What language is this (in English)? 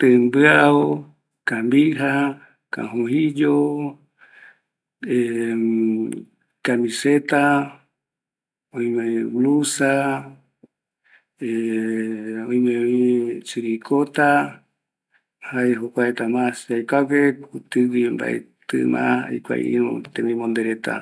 Eastern Bolivian Guaraní